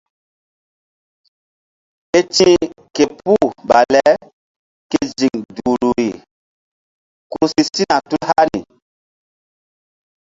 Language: Mbum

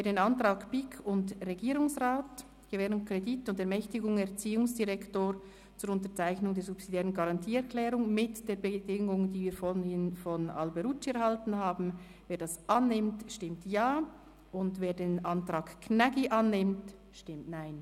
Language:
Swiss German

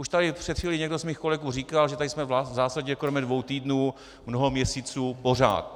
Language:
Czech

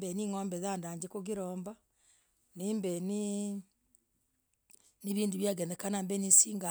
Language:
Logooli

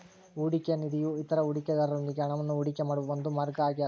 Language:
Kannada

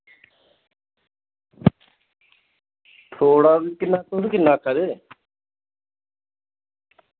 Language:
Dogri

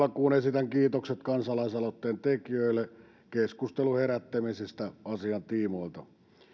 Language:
Finnish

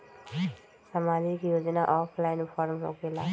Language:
Magahi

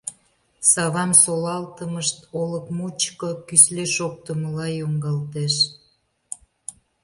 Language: Mari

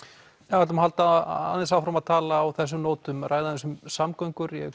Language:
Icelandic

